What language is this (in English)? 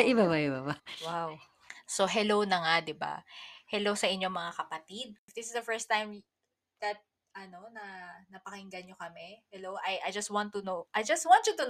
Filipino